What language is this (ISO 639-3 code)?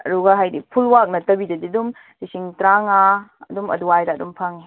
mni